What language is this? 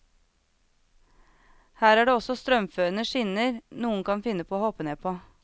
Norwegian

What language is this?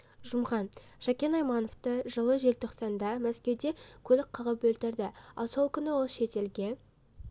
Kazakh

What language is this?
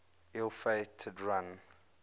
English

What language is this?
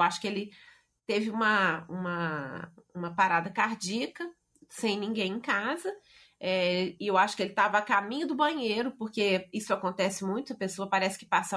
Portuguese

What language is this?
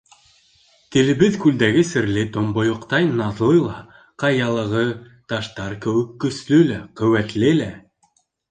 Bashkir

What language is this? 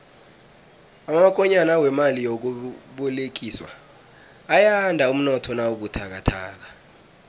South Ndebele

